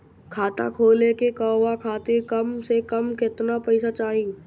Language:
Bhojpuri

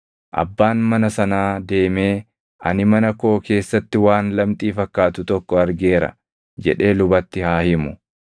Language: Oromo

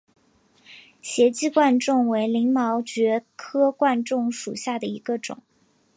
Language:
Chinese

